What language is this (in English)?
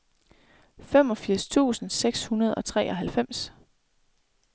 Danish